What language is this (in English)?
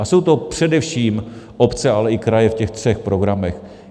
Czech